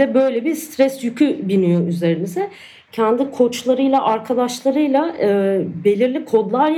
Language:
Turkish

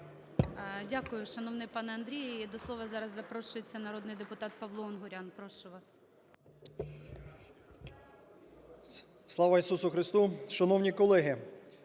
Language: Ukrainian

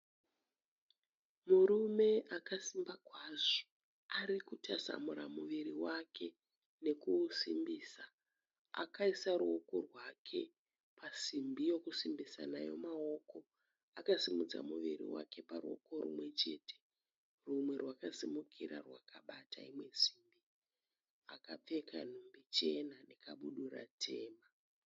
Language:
Shona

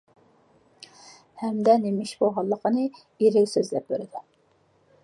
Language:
Uyghur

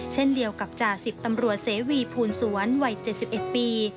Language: Thai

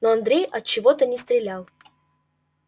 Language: Russian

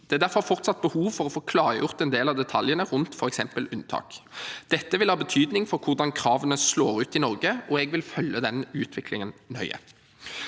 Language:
Norwegian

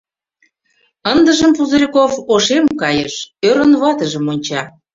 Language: Mari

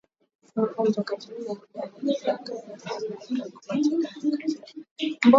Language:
Swahili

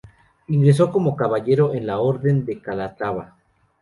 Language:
Spanish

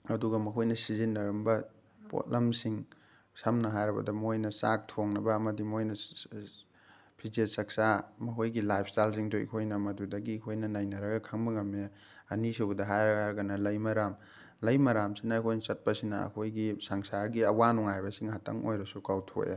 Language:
Manipuri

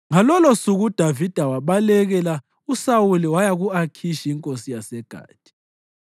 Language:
North Ndebele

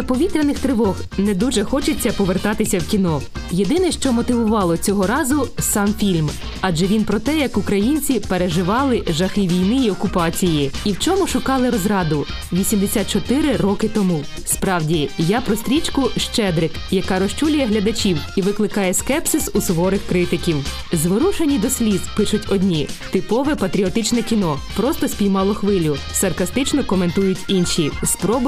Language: Ukrainian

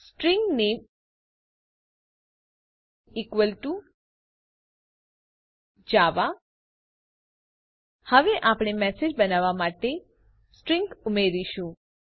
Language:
Gujarati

